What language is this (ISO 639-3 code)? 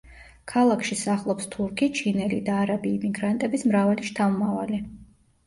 kat